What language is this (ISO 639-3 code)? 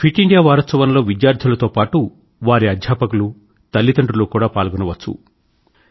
tel